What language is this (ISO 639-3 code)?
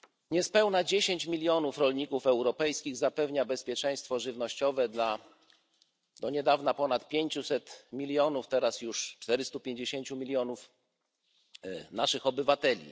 pol